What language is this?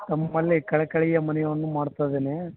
Kannada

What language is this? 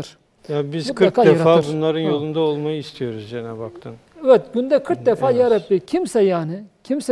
Turkish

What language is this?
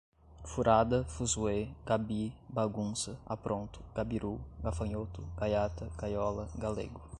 Portuguese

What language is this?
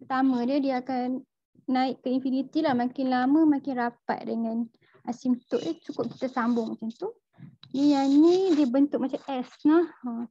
Malay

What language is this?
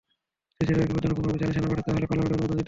Bangla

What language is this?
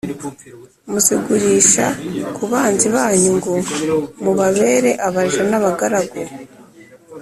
Kinyarwanda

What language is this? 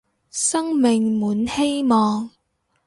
Cantonese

